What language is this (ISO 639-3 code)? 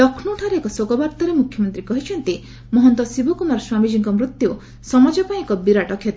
ori